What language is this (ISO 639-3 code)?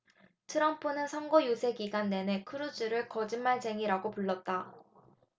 kor